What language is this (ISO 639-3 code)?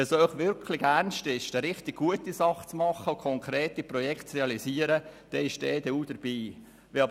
gsw